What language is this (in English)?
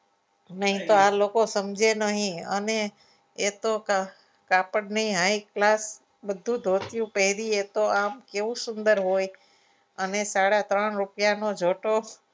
Gujarati